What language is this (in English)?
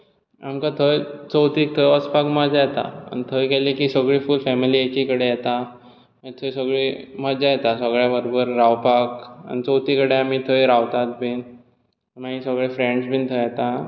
Konkani